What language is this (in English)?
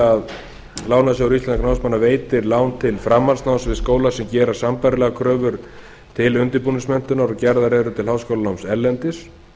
Icelandic